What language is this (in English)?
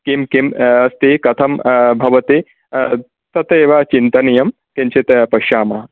Sanskrit